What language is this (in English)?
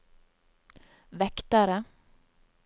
Norwegian